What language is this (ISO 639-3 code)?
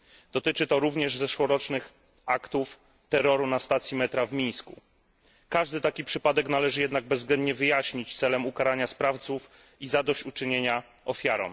pol